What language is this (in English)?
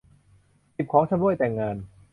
Thai